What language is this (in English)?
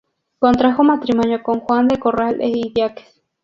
Spanish